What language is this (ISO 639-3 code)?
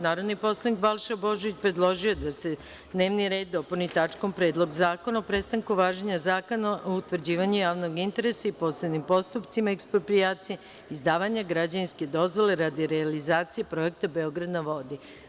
srp